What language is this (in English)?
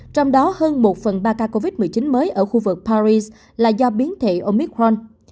Vietnamese